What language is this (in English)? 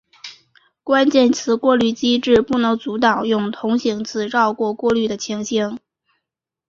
Chinese